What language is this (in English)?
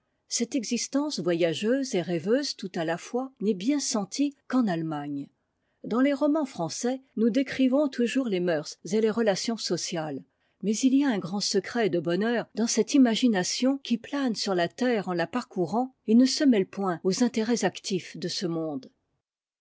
French